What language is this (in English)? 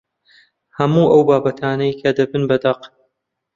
Central Kurdish